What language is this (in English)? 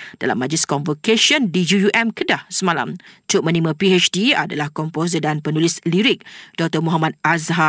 Malay